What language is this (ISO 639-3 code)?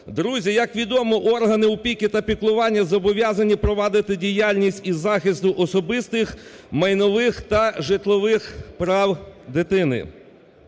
ukr